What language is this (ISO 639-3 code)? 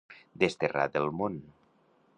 cat